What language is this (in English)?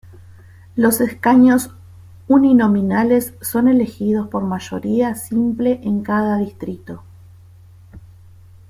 Spanish